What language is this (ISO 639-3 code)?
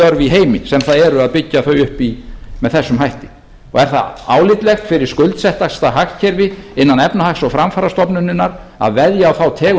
isl